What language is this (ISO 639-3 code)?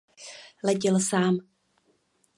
ces